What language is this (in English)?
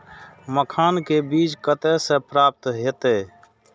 Maithili